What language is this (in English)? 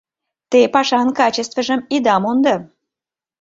Mari